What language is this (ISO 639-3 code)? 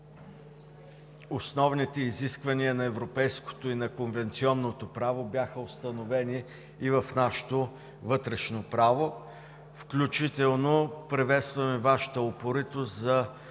bul